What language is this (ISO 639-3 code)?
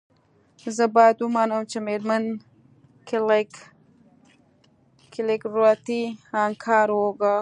pus